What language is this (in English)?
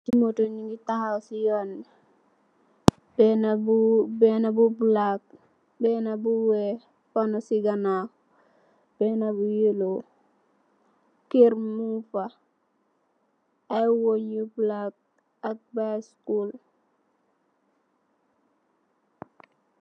Wolof